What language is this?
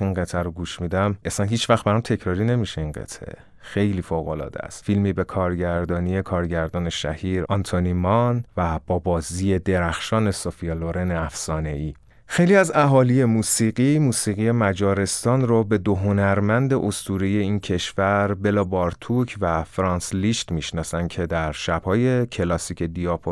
Persian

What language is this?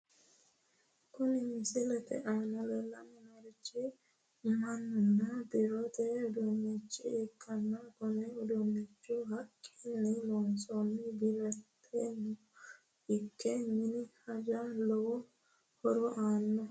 Sidamo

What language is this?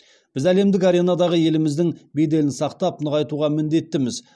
Kazakh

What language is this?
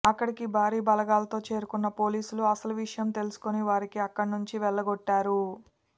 Telugu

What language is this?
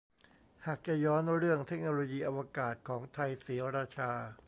Thai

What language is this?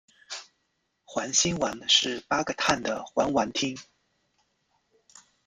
Chinese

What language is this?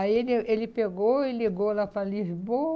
Portuguese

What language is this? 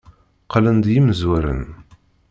Kabyle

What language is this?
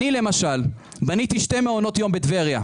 Hebrew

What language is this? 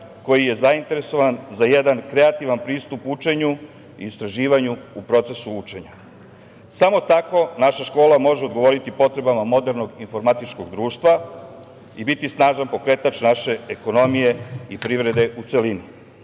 Serbian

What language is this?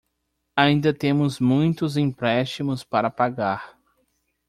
Portuguese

